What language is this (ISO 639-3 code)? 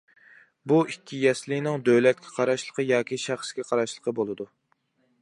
uig